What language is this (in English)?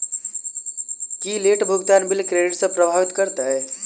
Maithili